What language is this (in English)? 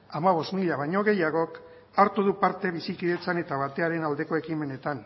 Basque